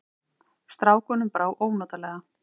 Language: Icelandic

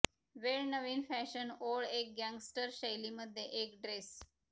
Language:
Marathi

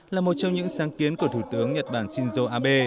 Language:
Vietnamese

